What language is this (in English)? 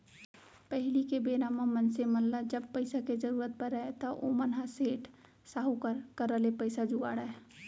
Chhattisgarhi